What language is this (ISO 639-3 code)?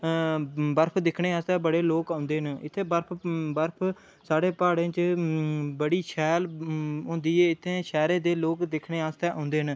doi